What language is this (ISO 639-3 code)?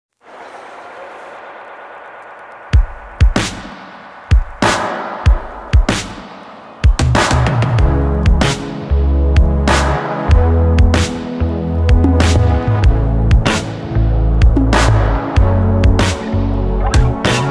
eng